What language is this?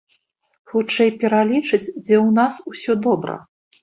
Belarusian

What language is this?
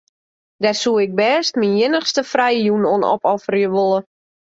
Western Frisian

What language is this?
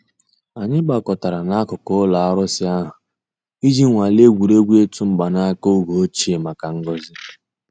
Igbo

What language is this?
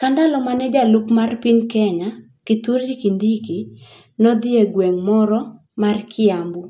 Luo (Kenya and Tanzania)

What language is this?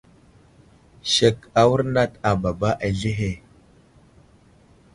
Wuzlam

